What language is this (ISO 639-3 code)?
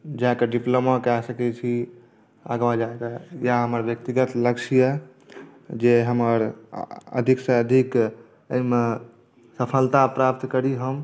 mai